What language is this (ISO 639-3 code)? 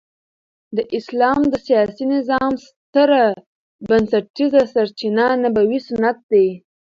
pus